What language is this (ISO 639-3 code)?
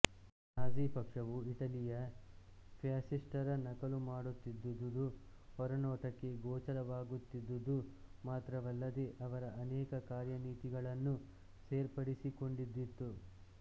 kan